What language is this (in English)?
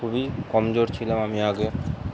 Bangla